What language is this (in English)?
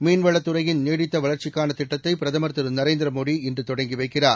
Tamil